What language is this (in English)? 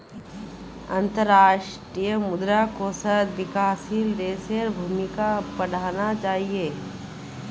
Magahi